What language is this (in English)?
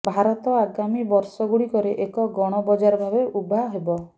Odia